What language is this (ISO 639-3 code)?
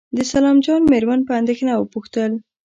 pus